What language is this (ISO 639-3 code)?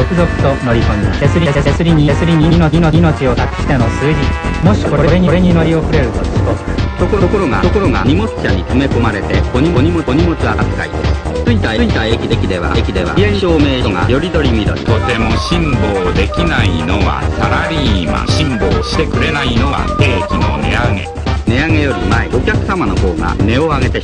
jpn